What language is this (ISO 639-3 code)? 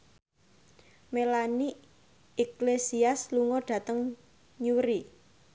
jav